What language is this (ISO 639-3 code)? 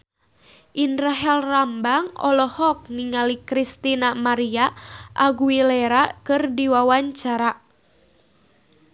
sun